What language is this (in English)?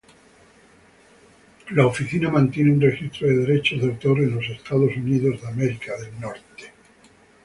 Spanish